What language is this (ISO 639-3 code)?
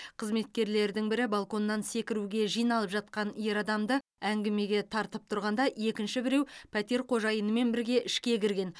kaz